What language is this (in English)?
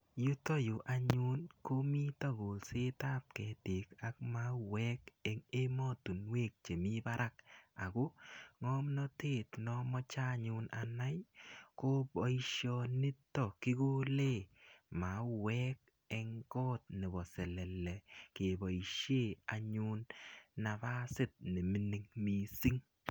Kalenjin